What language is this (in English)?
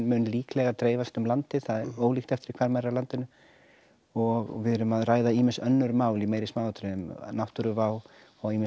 Icelandic